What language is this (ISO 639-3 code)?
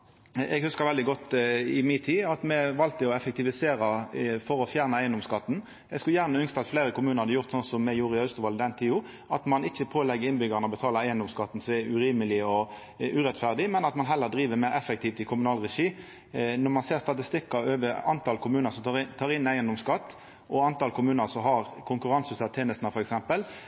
nno